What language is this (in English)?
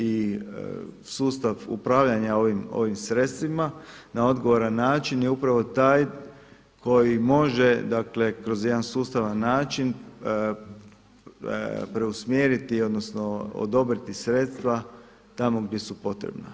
Croatian